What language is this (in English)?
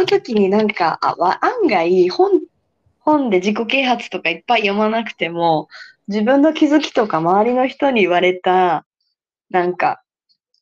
Japanese